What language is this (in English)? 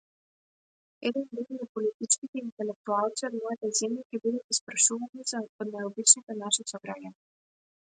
Macedonian